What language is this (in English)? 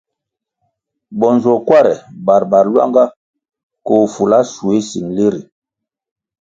Kwasio